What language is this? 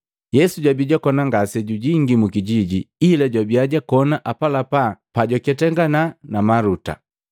Matengo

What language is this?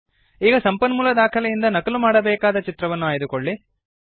Kannada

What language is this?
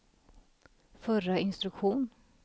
Swedish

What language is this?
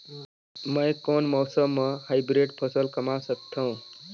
Chhattisgarhi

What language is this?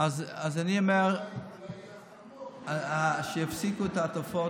Hebrew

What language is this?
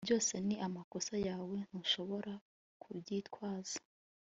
Kinyarwanda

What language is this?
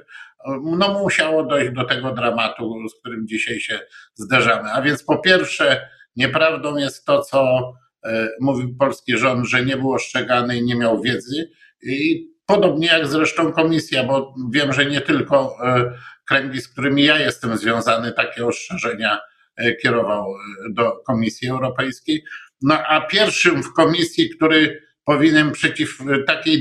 Polish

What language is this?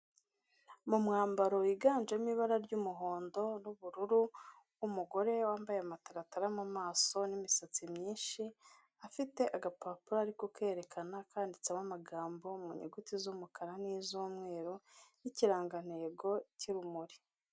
Kinyarwanda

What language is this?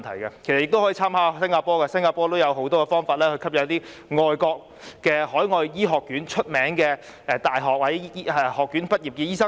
Cantonese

